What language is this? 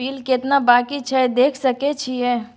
Maithili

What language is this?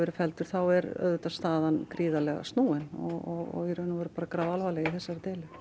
Icelandic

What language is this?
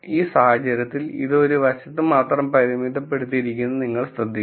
Malayalam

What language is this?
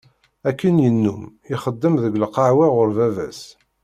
Kabyle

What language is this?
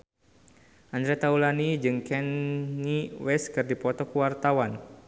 Sundanese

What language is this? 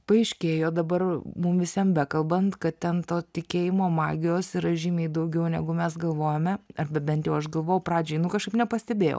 Lithuanian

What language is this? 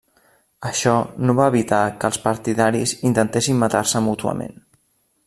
Catalan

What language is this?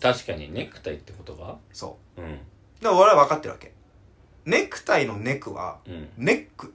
Japanese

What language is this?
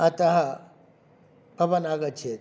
Sanskrit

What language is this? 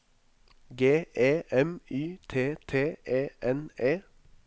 Norwegian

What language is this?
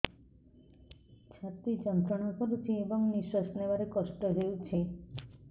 Odia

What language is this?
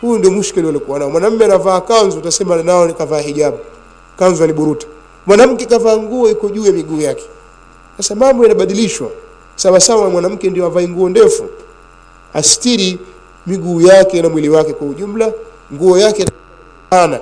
Swahili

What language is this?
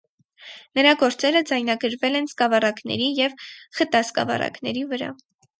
Armenian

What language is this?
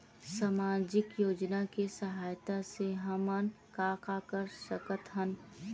Chhattisgarhi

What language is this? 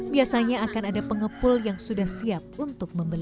Indonesian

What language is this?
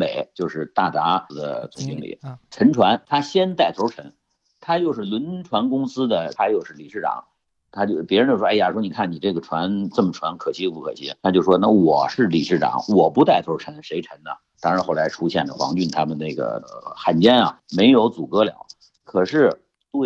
Chinese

